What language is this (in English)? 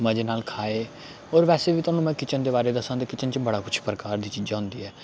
Dogri